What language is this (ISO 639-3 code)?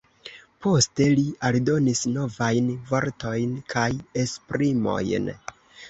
epo